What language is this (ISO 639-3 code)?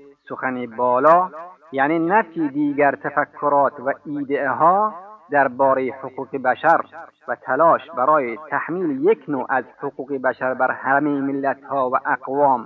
fas